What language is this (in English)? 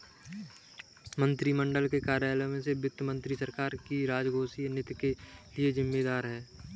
Hindi